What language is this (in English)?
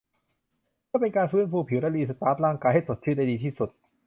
Thai